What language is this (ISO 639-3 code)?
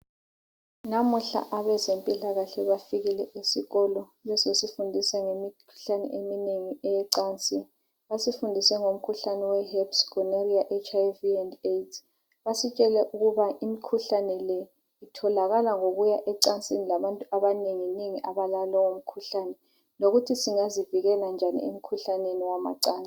nde